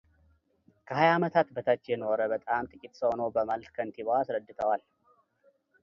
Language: Amharic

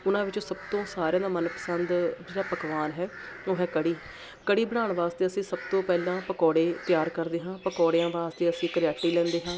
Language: Punjabi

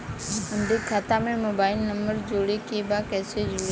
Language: Bhojpuri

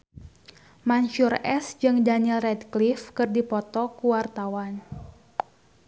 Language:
Sundanese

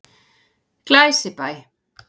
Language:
Icelandic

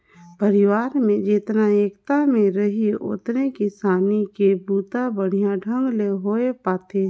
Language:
Chhattisgarhi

